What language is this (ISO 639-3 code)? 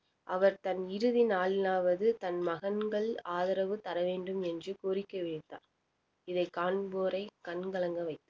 tam